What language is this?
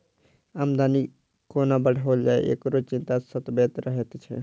Maithili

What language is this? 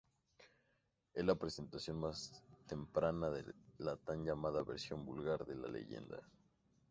Spanish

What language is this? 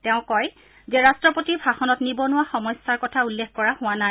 Assamese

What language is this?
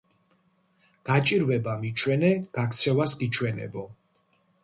Georgian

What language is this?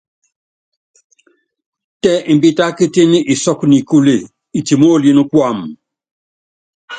Yangben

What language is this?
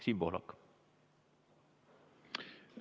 Estonian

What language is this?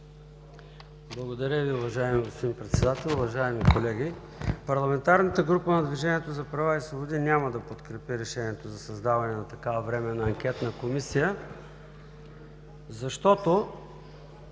Bulgarian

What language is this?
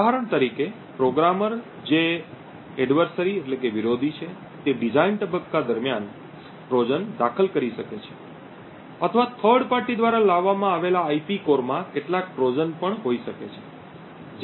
Gujarati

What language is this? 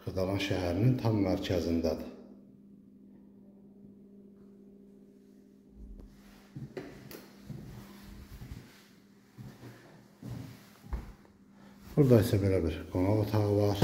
Turkish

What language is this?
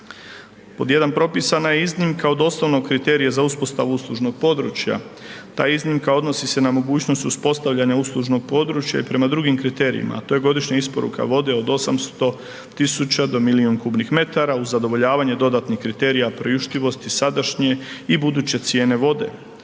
Croatian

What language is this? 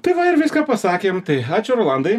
Lithuanian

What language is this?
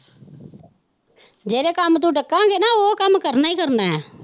Punjabi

